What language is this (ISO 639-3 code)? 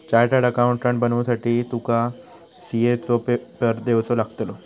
mar